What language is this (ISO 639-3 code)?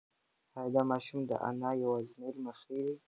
pus